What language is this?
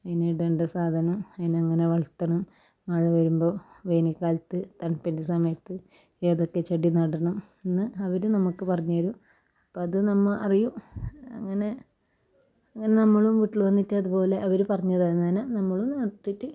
Malayalam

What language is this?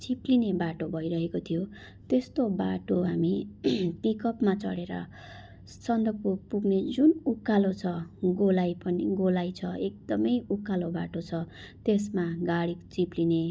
Nepali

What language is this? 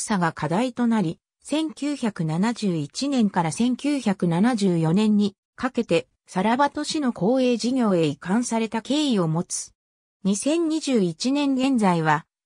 Japanese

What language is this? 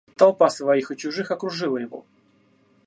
Russian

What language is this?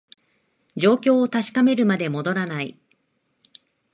Japanese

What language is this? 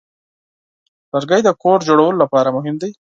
Pashto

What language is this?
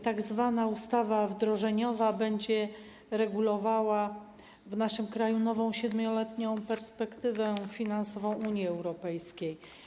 Polish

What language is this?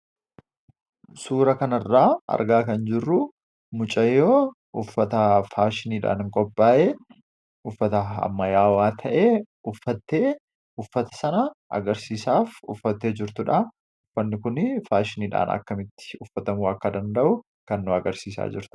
Oromo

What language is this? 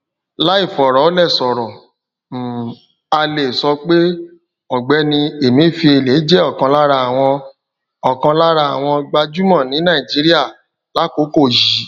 Yoruba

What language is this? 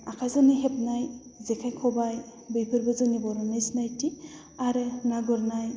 Bodo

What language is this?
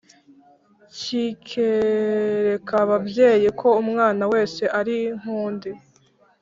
Kinyarwanda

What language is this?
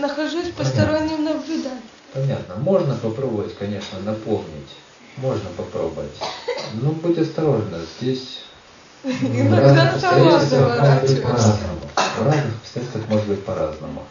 Russian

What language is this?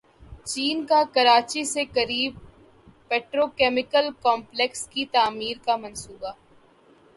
Urdu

